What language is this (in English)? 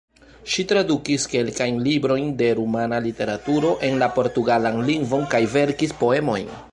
Esperanto